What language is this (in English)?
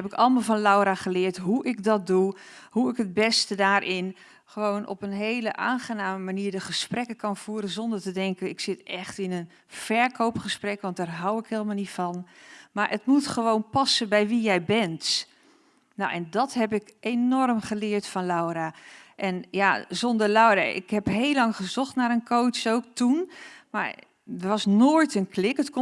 Dutch